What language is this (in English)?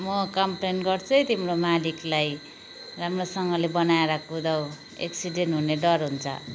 Nepali